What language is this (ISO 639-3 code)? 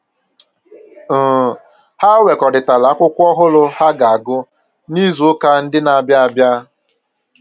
ibo